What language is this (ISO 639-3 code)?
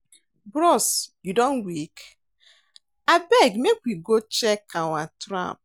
pcm